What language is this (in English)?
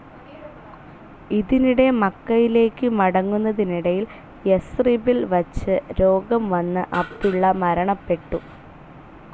Malayalam